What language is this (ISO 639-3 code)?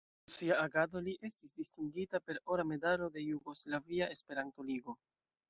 epo